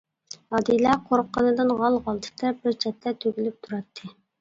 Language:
Uyghur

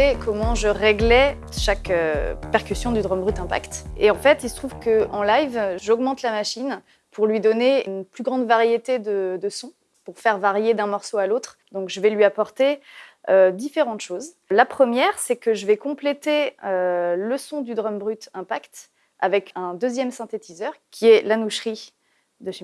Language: French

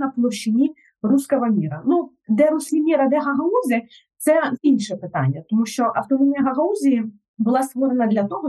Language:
Ukrainian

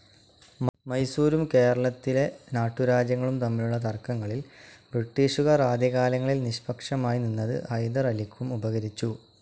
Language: Malayalam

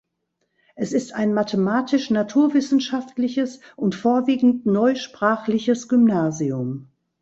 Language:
German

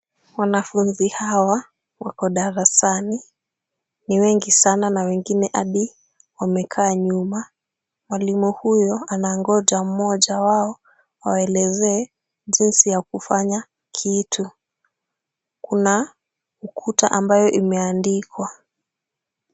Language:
Swahili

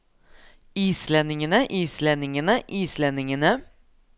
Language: Norwegian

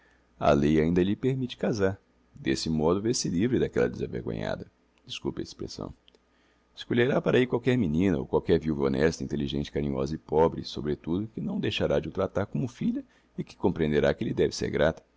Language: Portuguese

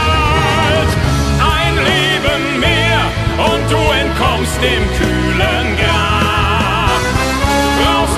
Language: German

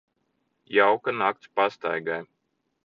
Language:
Latvian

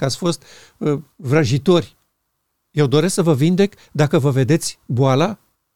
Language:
Romanian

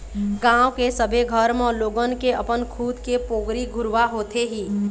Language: Chhattisgarhi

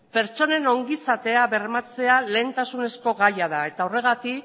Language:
Basque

